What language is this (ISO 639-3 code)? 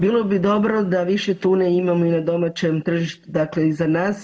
hrv